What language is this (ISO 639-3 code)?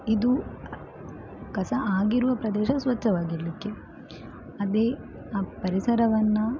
kan